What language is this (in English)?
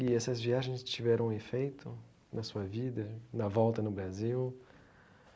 Portuguese